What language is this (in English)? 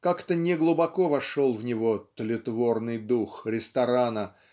Russian